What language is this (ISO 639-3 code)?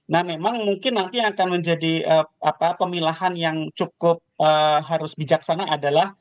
ind